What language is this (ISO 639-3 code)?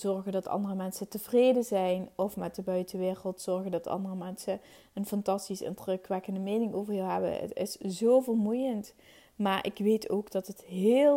nld